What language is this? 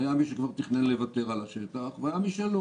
Hebrew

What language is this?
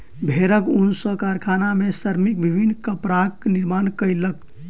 Maithili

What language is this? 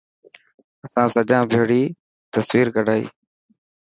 Dhatki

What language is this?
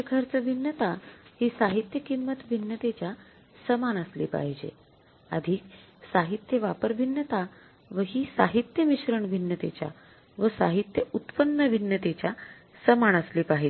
Marathi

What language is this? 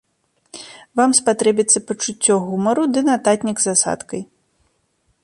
Belarusian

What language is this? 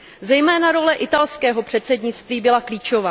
Czech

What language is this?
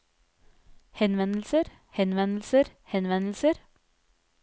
Norwegian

